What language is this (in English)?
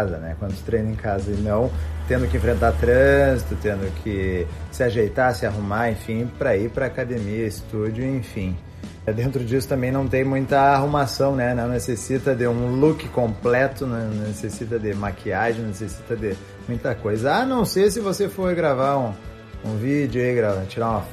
Portuguese